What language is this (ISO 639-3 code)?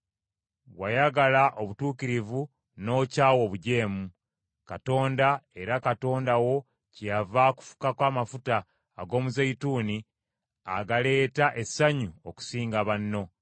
lug